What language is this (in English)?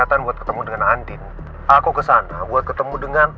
Indonesian